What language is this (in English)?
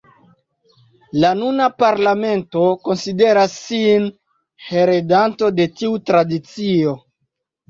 Esperanto